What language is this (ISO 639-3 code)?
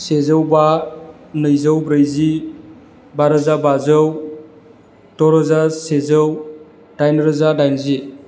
brx